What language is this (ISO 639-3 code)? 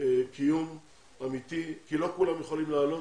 heb